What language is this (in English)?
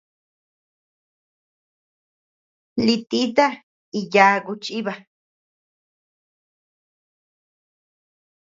Tepeuxila Cuicatec